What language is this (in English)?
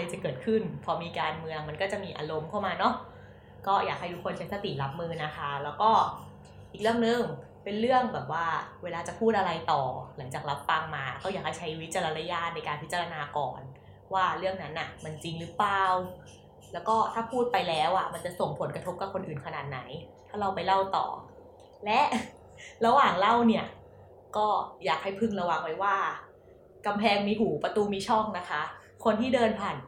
Thai